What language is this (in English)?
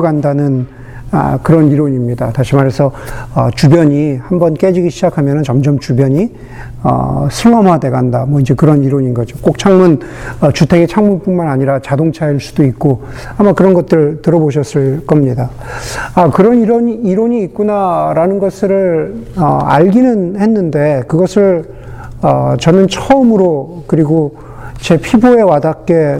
Korean